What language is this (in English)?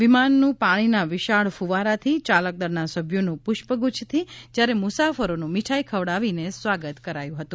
Gujarati